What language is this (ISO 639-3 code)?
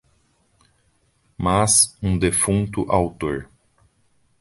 por